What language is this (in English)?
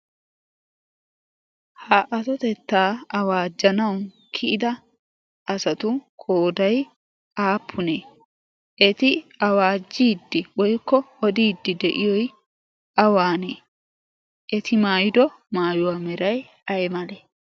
Wolaytta